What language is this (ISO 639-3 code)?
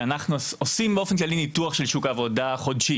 heb